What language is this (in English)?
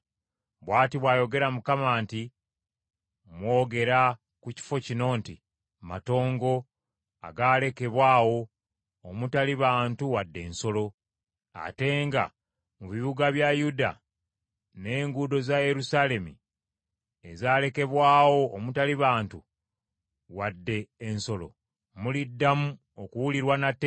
Ganda